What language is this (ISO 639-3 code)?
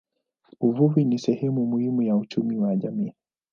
swa